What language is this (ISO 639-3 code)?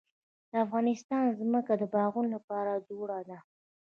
pus